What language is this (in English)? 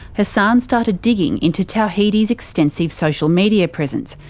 English